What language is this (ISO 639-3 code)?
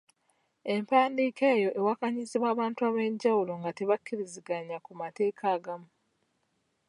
lug